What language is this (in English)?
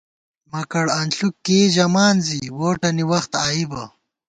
Gawar-Bati